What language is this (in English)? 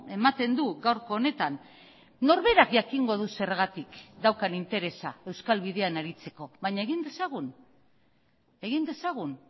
Basque